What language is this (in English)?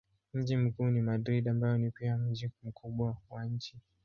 Swahili